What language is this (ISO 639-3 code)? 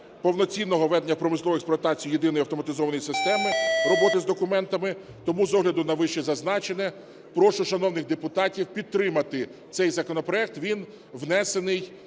ukr